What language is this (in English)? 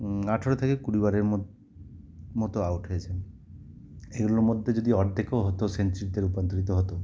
Bangla